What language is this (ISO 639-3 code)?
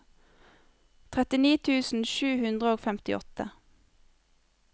nor